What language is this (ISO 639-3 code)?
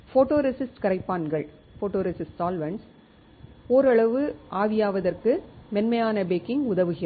tam